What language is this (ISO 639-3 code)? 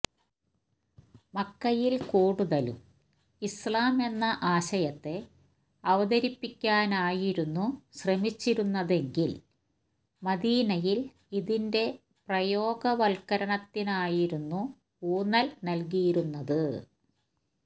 mal